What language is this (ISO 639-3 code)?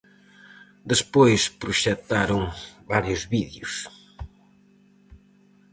glg